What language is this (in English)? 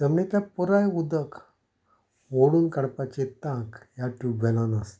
Konkani